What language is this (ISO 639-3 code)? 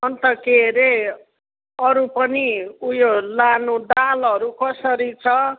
nep